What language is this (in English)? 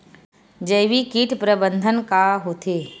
Chhattisgarhi